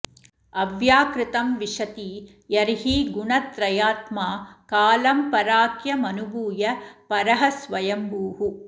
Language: Sanskrit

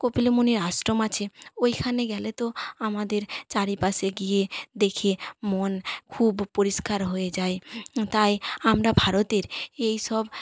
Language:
Bangla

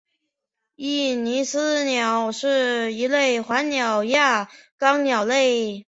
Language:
Chinese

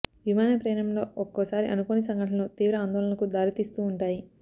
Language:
Telugu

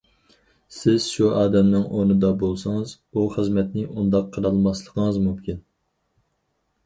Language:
Uyghur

